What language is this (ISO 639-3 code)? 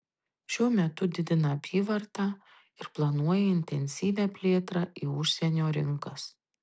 lit